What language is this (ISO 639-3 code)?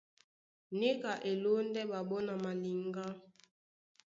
dua